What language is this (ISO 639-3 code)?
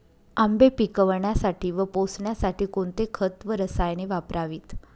mar